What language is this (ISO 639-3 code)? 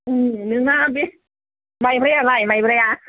brx